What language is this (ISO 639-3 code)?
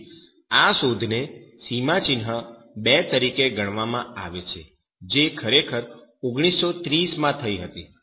guj